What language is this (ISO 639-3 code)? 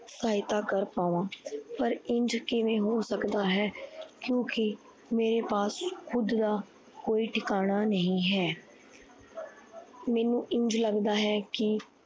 pan